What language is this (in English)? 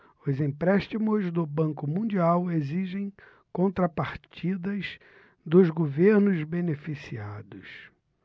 Portuguese